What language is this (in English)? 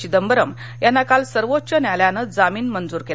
Marathi